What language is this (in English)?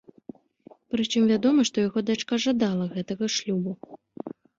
Belarusian